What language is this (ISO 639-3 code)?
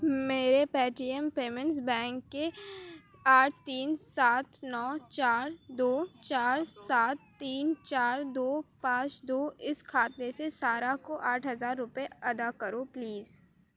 urd